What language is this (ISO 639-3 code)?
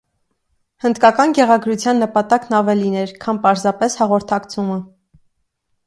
hye